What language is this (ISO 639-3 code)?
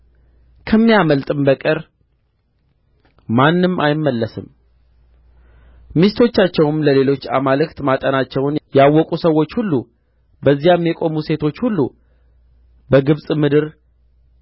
amh